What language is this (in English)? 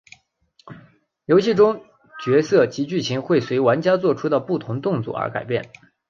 Chinese